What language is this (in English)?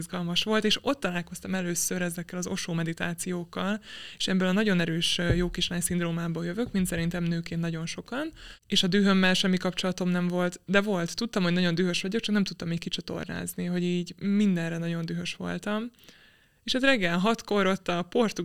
Hungarian